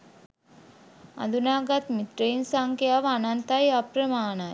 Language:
Sinhala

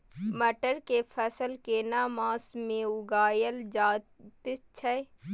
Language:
Maithili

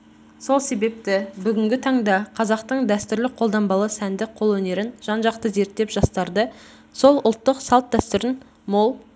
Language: Kazakh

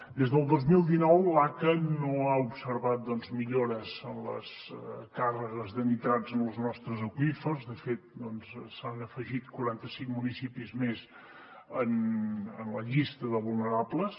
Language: Catalan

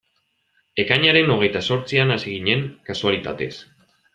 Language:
Basque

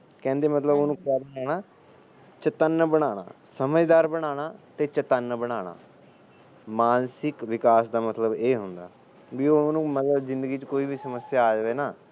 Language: Punjabi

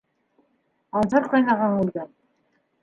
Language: Bashkir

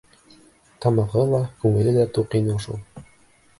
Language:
Bashkir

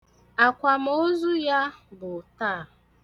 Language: Igbo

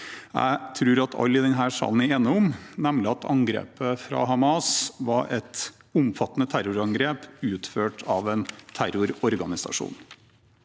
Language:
Norwegian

